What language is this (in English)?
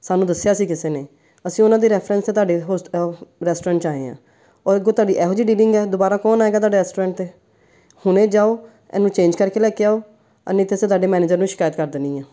Punjabi